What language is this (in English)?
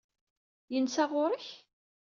Kabyle